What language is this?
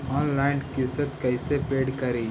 Magahi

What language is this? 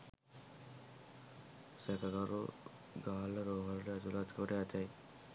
Sinhala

